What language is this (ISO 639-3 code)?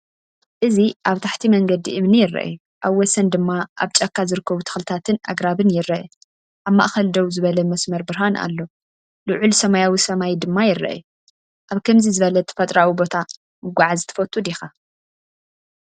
tir